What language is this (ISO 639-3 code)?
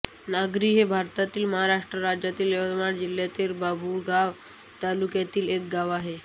mar